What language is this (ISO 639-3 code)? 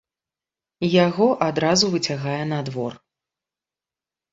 bel